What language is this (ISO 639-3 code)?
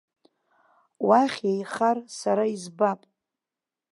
abk